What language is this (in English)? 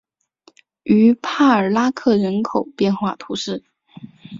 Chinese